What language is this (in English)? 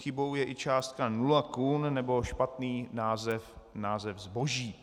Czech